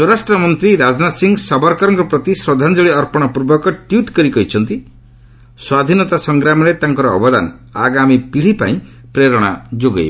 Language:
Odia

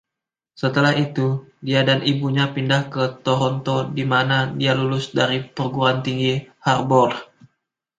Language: Indonesian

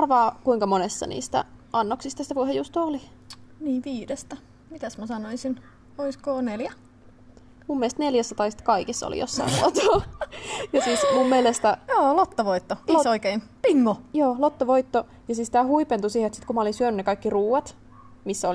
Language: Finnish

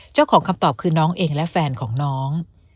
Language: Thai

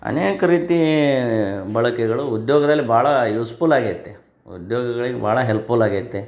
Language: Kannada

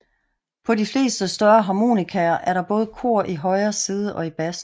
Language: Danish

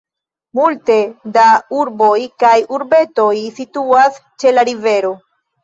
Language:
Esperanto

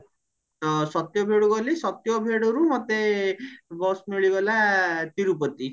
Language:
Odia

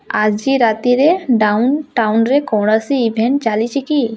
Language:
Odia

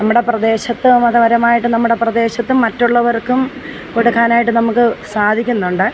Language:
Malayalam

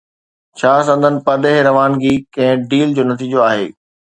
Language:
Sindhi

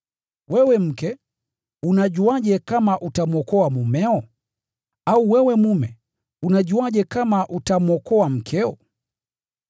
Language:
Swahili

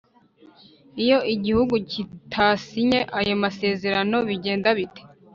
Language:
Kinyarwanda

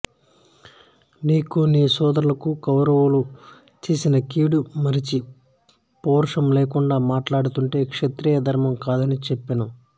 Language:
Telugu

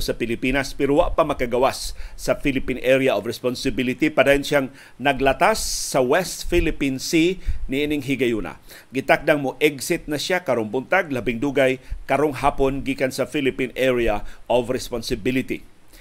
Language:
Filipino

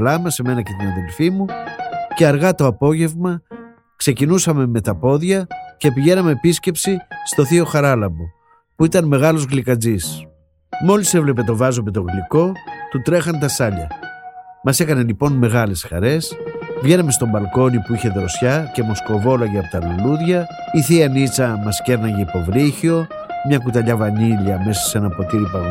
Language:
Greek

